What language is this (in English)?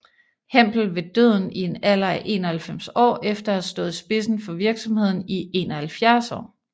Danish